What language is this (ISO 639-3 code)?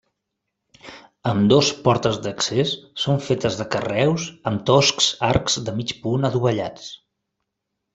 cat